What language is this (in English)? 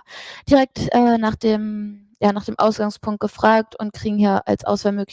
German